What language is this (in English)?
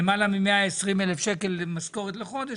Hebrew